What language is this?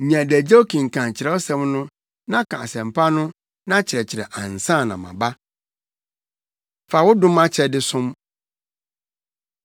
Akan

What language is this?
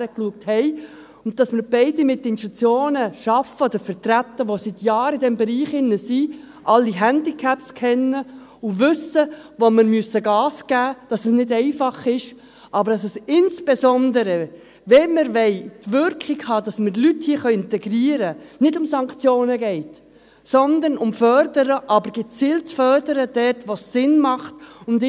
Swiss German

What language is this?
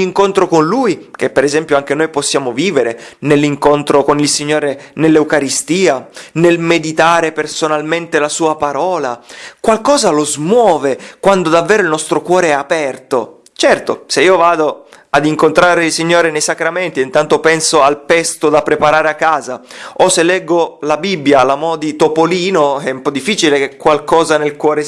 Italian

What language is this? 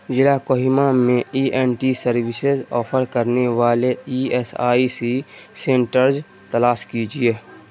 Urdu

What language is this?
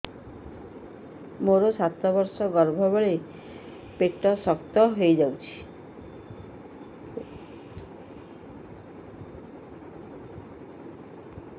Odia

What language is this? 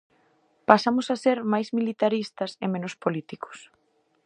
Galician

